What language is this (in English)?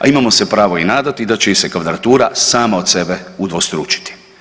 Croatian